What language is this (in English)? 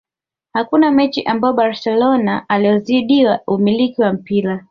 Swahili